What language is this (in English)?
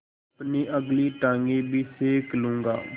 Hindi